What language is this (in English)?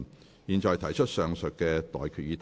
Cantonese